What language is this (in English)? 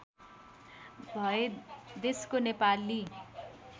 Nepali